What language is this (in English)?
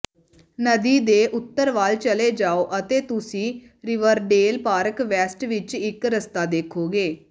Punjabi